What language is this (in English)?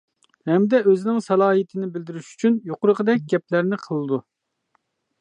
Uyghur